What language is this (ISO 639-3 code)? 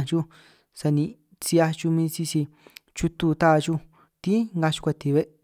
trq